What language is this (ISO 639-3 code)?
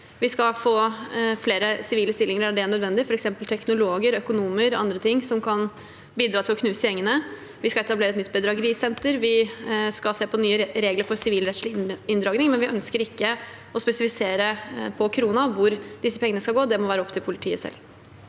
nor